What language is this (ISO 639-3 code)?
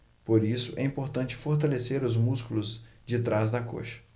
por